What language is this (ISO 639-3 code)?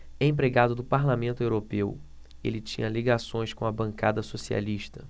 por